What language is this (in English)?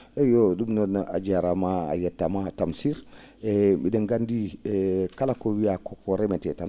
Fula